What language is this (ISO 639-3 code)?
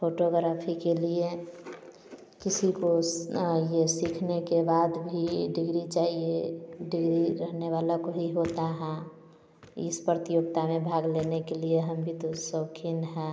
hin